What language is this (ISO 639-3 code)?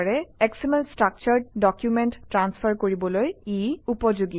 asm